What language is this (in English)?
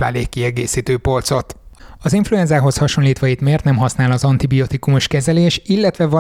Hungarian